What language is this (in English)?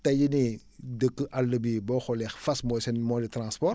Wolof